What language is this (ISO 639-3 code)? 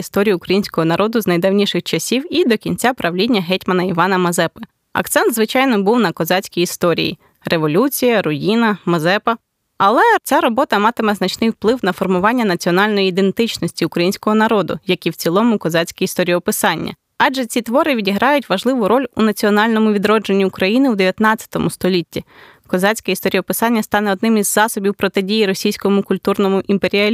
ukr